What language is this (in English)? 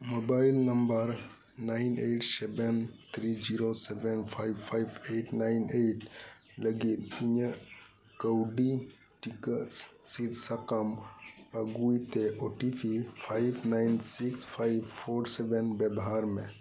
Santali